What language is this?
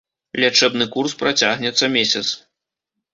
Belarusian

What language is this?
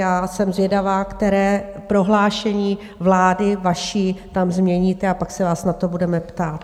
Czech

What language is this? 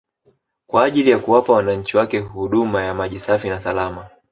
Swahili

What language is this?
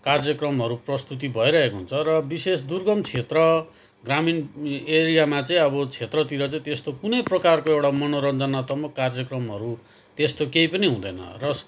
Nepali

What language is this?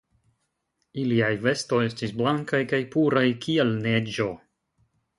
Esperanto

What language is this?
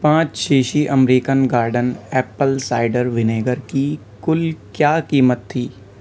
Urdu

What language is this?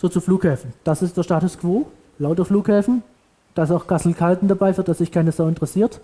German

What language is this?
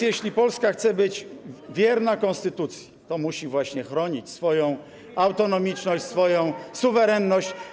Polish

